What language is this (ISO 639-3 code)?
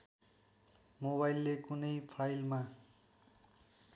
nep